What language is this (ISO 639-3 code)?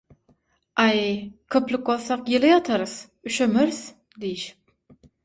tuk